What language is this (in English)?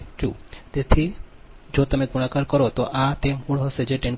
Gujarati